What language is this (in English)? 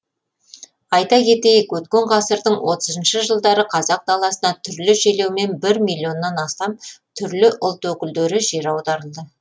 Kazakh